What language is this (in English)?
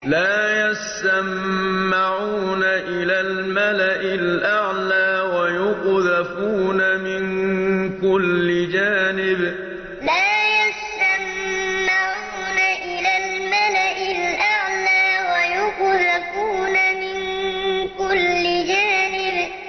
Arabic